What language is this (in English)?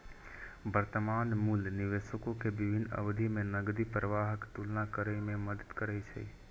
Maithili